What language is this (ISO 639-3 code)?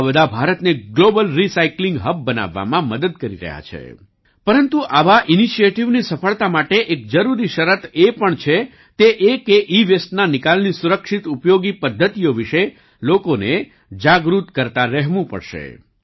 guj